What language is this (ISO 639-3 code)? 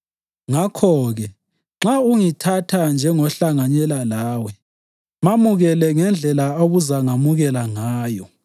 nde